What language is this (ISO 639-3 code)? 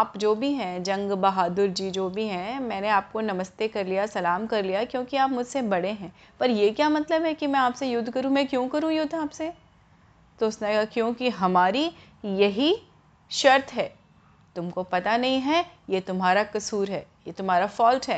hin